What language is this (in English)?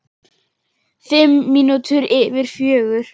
Icelandic